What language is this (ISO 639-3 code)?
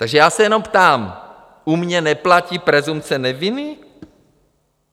ces